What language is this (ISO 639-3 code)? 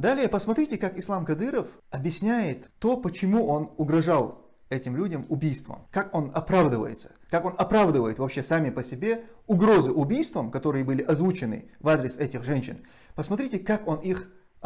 rus